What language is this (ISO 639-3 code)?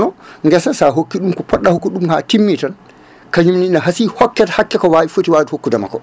ful